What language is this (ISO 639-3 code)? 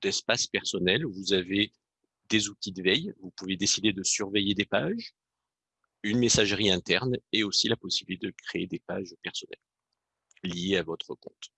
fra